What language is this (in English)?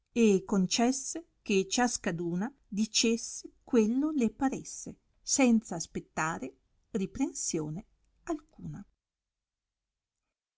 Italian